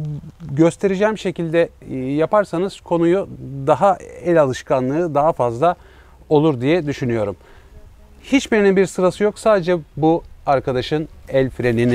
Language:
Turkish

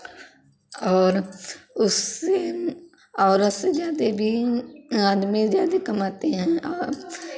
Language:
Hindi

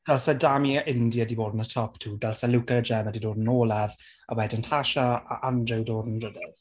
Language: Welsh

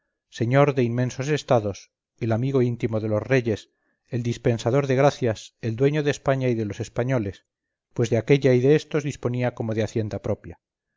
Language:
Spanish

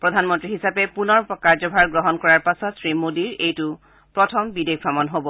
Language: Assamese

